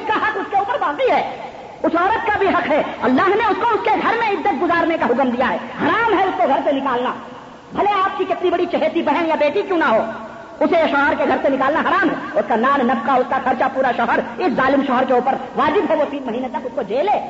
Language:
Urdu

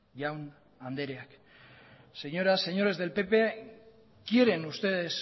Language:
Spanish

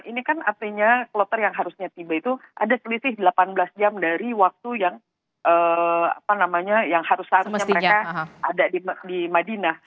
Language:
Indonesian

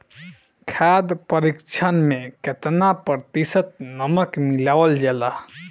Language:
Bhojpuri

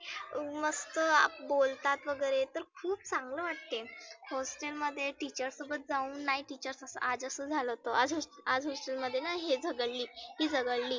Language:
Marathi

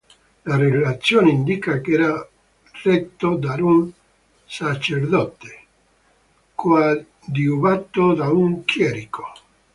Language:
Italian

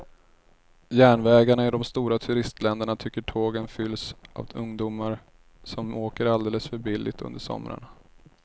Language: Swedish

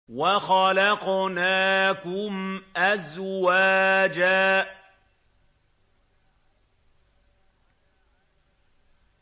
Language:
Arabic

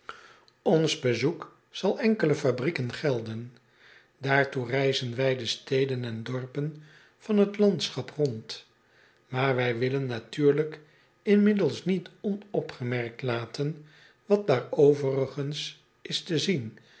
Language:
Dutch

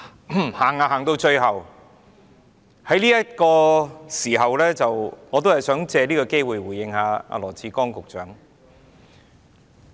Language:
Cantonese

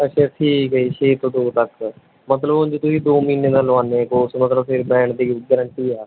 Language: Punjabi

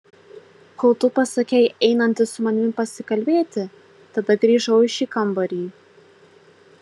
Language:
Lithuanian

